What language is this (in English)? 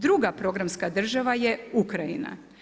Croatian